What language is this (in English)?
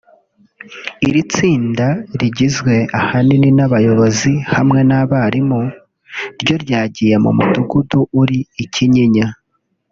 Kinyarwanda